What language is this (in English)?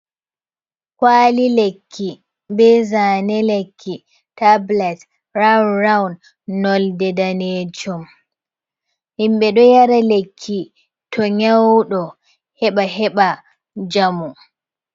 Fula